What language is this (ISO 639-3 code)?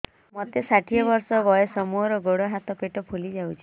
ori